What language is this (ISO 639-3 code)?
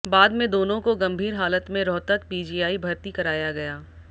hin